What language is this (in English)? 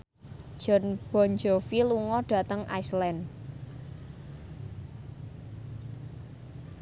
Javanese